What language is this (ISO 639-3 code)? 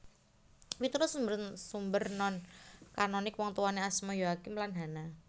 jav